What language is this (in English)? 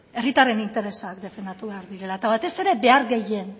Basque